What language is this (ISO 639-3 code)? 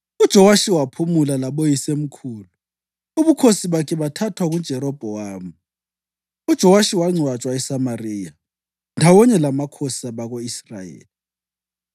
nde